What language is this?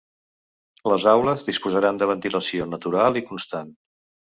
Catalan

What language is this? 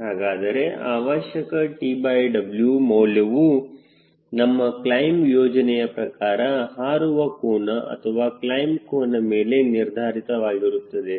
Kannada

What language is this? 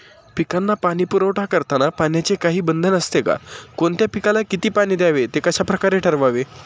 Marathi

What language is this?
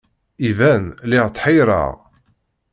Kabyle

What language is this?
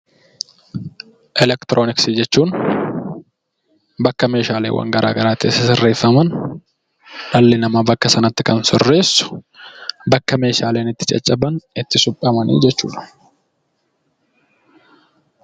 Oromo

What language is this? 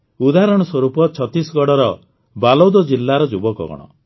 Odia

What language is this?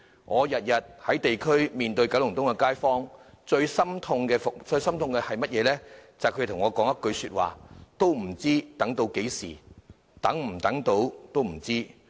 Cantonese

